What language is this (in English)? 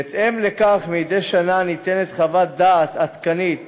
Hebrew